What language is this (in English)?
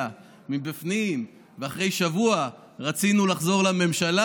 Hebrew